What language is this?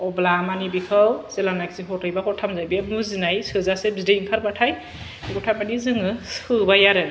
Bodo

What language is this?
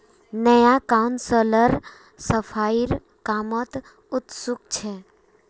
Magahi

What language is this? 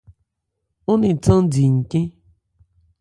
Ebrié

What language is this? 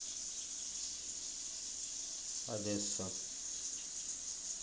Russian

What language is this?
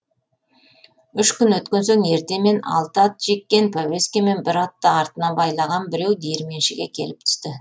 Kazakh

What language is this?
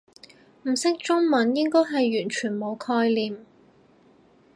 Cantonese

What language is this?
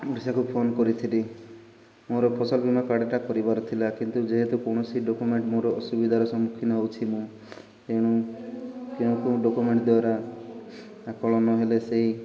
Odia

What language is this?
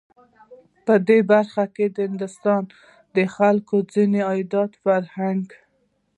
Pashto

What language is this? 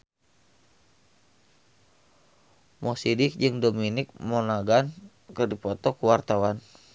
Sundanese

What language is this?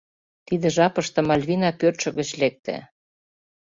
Mari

